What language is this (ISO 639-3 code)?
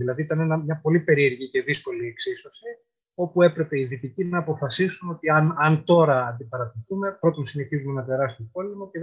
ell